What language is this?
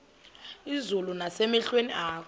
Xhosa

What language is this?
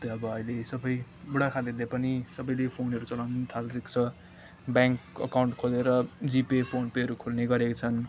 Nepali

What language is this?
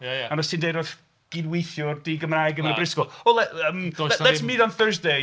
Welsh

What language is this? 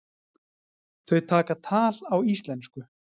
Icelandic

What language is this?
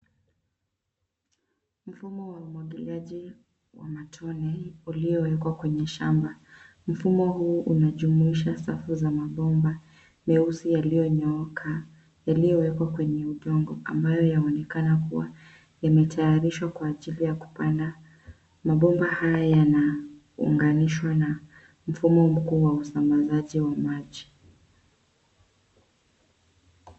Swahili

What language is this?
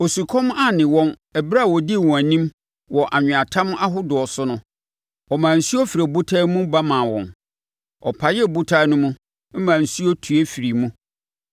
Akan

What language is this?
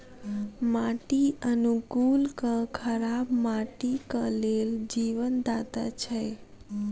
Maithili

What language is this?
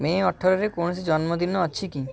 Odia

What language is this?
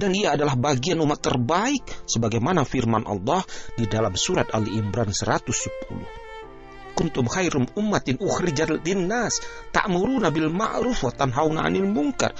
Indonesian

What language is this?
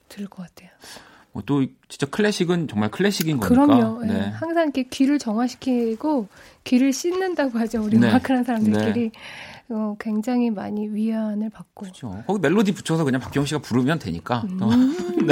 Korean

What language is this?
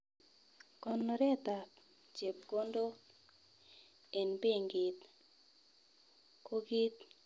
Kalenjin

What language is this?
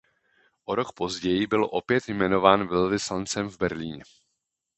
Czech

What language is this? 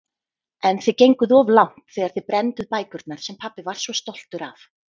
Icelandic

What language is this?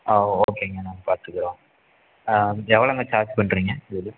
Tamil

